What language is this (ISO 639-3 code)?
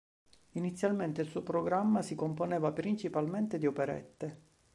ita